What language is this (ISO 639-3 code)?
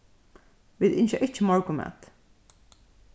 fao